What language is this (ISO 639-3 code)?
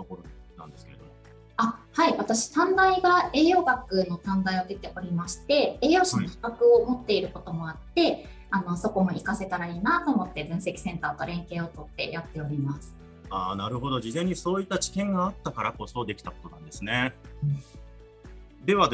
jpn